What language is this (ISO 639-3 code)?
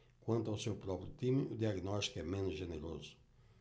por